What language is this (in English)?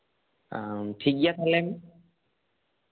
Santali